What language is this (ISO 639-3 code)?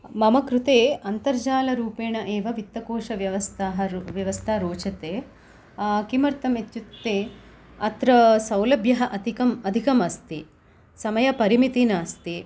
san